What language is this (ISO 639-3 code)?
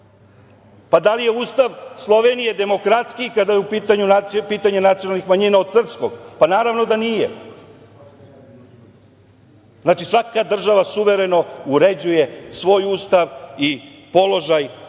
srp